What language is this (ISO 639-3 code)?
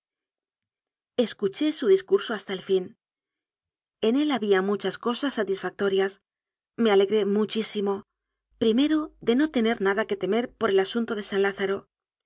spa